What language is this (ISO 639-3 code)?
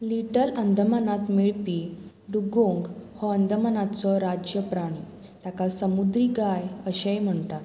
kok